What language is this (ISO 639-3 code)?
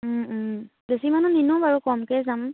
asm